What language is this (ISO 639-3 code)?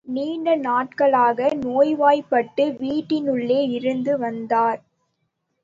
tam